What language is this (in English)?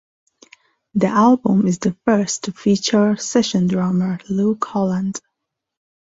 English